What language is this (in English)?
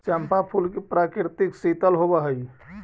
Magahi